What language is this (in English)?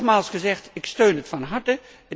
Dutch